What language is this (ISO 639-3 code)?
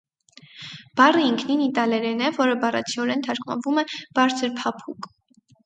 hye